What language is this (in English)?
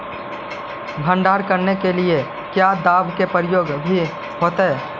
Magahi